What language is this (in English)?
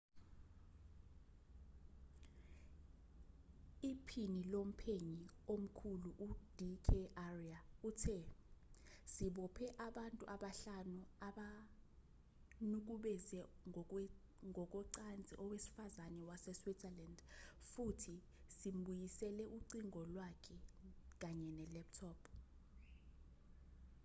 Zulu